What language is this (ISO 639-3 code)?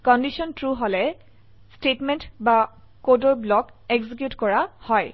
asm